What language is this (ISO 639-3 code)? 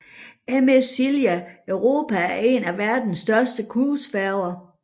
dan